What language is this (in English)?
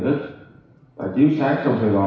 Vietnamese